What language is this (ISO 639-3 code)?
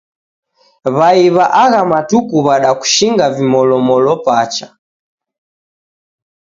dav